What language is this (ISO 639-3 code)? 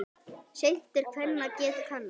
isl